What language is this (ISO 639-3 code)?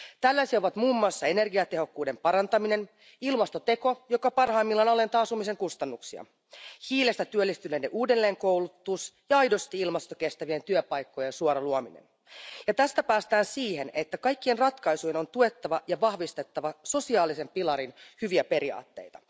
fin